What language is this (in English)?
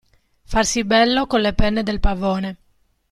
Italian